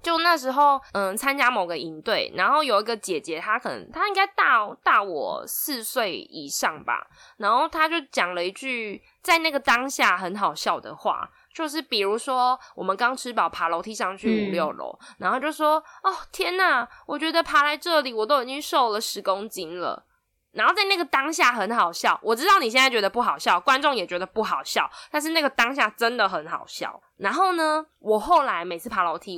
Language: Chinese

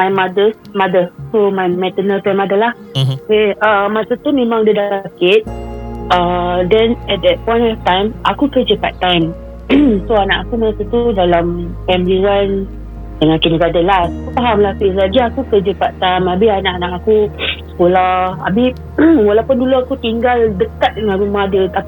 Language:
Malay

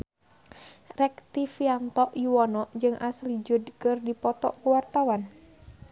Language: Sundanese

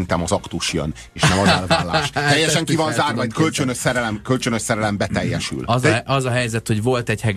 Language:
Hungarian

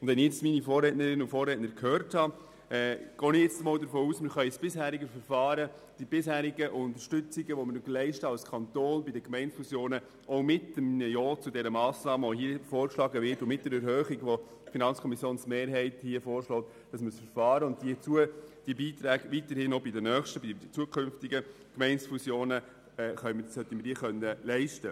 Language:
Swiss German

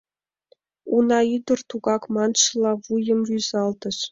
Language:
Mari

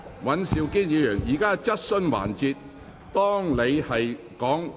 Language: Cantonese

